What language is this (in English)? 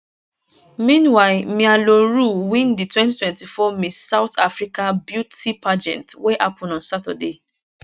Nigerian Pidgin